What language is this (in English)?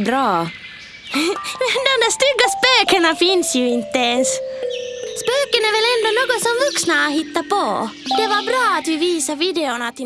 Swedish